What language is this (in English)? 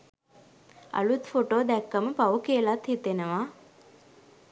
Sinhala